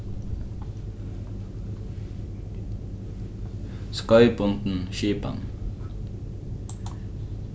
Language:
Faroese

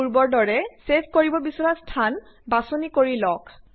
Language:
Assamese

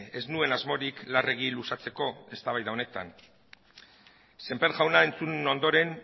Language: Basque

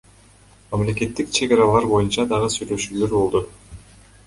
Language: Kyrgyz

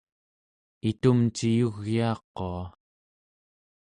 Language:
Central Yupik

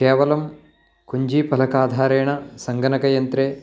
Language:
Sanskrit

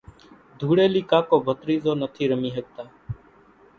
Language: Kachi Koli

